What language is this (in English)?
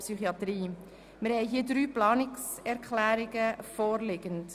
Swiss German